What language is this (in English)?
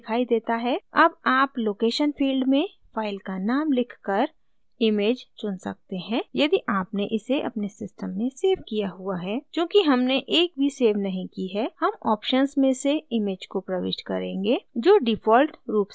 Hindi